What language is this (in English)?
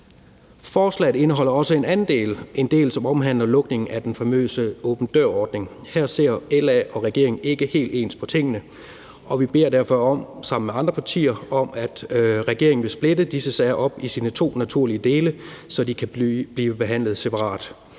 Danish